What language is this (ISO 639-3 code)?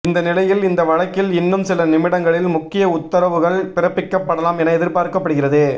tam